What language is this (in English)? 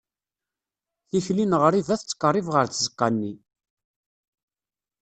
Kabyle